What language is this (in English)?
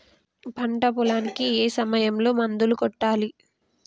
Telugu